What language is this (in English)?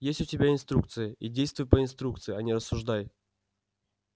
Russian